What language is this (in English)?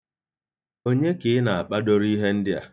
Igbo